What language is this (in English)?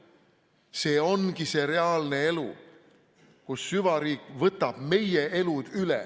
Estonian